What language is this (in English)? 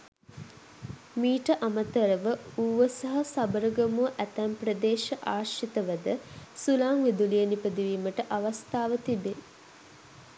Sinhala